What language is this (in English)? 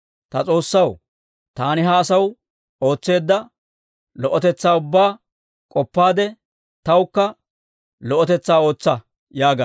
Dawro